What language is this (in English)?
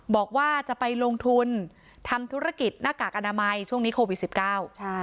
Thai